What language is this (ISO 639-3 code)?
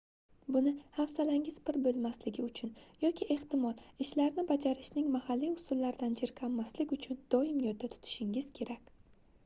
uzb